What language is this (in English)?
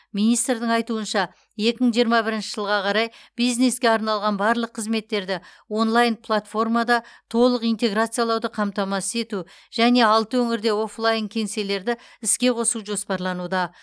Kazakh